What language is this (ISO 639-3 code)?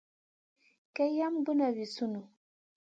mcn